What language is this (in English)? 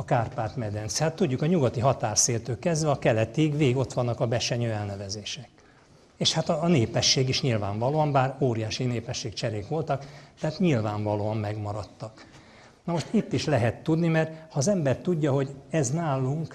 Hungarian